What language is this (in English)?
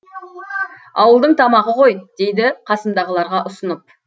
Kazakh